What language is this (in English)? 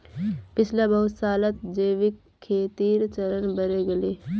Magahi